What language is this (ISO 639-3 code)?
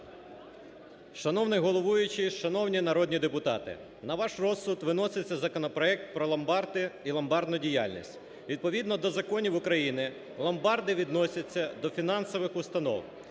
ukr